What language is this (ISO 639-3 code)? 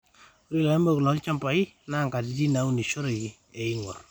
mas